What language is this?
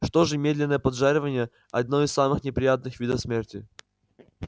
Russian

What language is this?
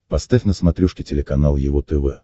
Russian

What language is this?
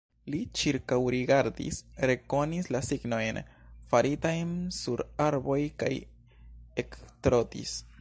Esperanto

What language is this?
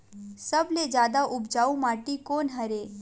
Chhattisgarhi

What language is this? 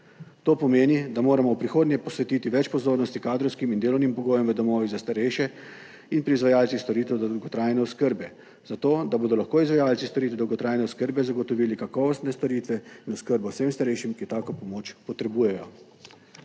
Slovenian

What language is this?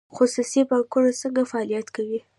Pashto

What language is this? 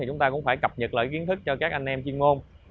Vietnamese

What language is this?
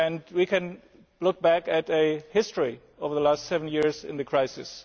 English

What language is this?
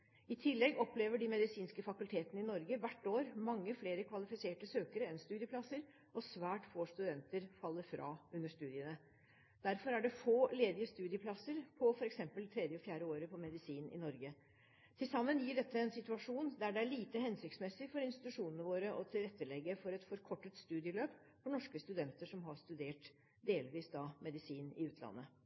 Norwegian Bokmål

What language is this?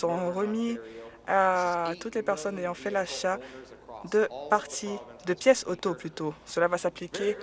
French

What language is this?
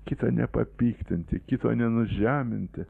Lithuanian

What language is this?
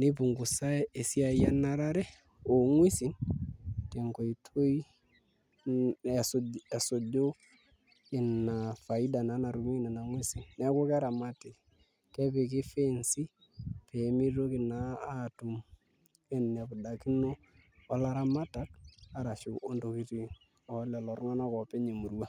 Masai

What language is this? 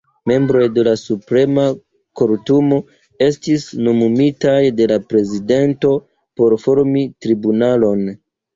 Esperanto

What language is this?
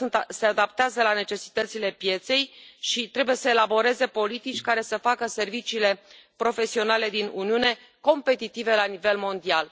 Romanian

